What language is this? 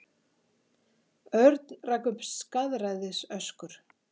Icelandic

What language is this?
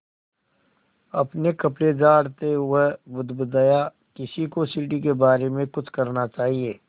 Hindi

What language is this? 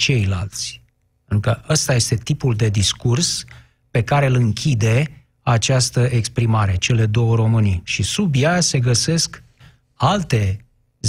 Romanian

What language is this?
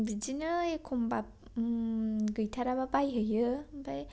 Bodo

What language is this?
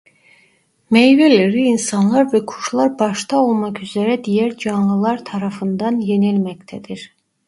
Turkish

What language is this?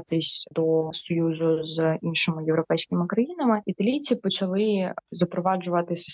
Ukrainian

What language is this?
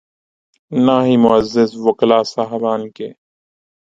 Urdu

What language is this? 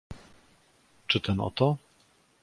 Polish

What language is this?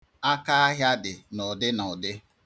Igbo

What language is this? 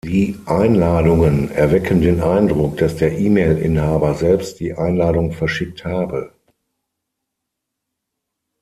German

